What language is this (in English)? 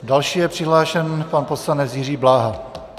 Czech